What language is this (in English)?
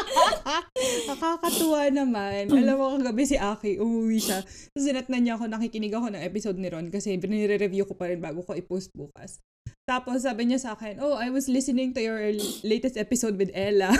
Filipino